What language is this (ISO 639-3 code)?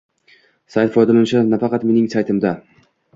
uzb